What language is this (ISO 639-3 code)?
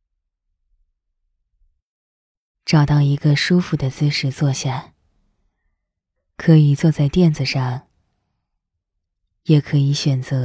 zho